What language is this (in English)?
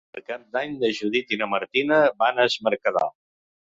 Catalan